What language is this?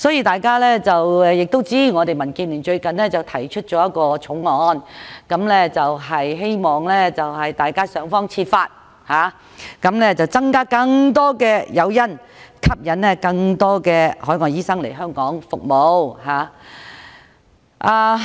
Cantonese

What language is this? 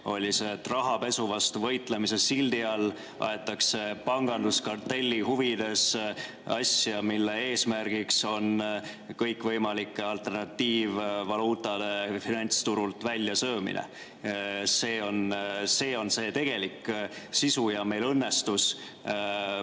Estonian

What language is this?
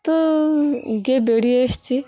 Bangla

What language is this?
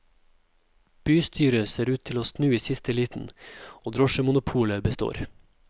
Norwegian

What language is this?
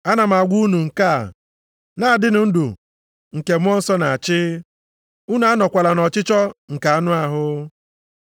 Igbo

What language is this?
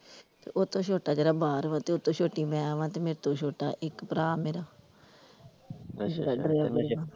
Punjabi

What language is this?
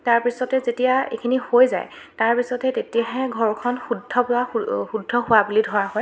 Assamese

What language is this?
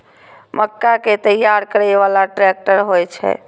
Maithili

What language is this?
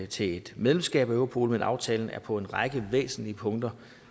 Danish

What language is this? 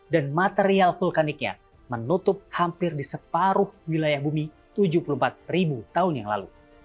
Indonesian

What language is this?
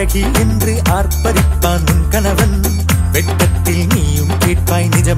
Arabic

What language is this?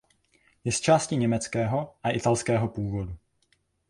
Czech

